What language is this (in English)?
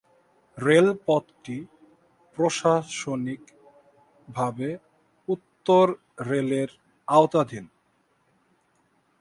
Bangla